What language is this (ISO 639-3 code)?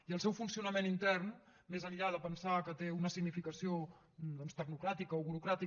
cat